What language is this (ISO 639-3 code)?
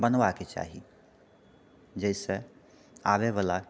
mai